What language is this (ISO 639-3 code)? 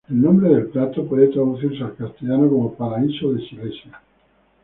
spa